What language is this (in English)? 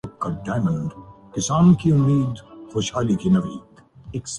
Urdu